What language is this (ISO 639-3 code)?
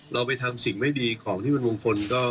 tha